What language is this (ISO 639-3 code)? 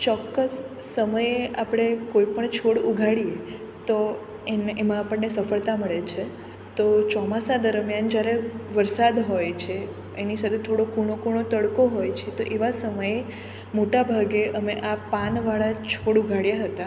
guj